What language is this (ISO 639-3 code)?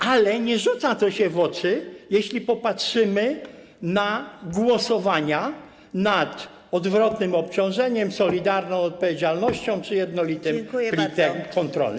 pol